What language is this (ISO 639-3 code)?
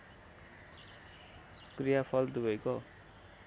nep